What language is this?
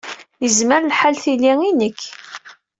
Kabyle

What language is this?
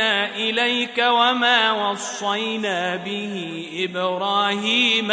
Arabic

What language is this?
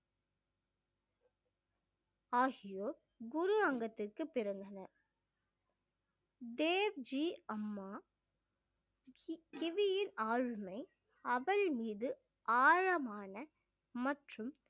Tamil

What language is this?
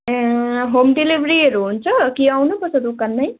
Nepali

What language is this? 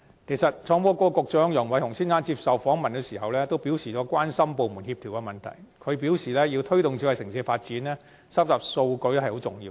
Cantonese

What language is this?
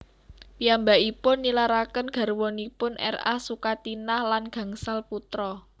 Javanese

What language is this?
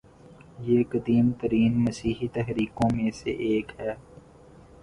Urdu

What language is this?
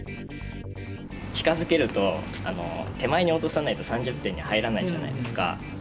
Japanese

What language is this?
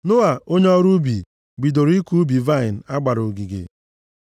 Igbo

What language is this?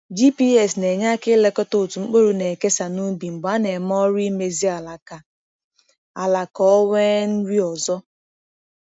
Igbo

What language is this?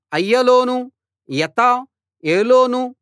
Telugu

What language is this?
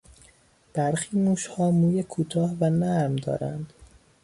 Persian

